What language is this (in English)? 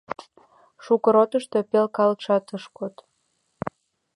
Mari